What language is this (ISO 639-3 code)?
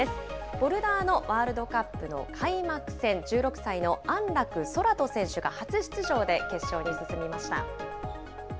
jpn